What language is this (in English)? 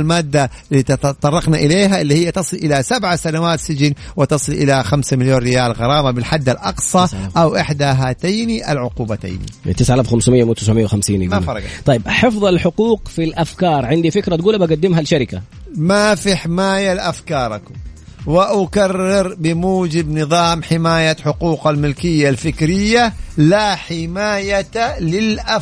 Arabic